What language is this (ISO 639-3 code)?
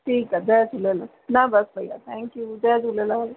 snd